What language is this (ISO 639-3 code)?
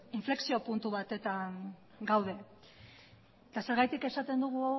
eus